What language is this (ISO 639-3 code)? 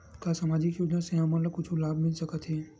hne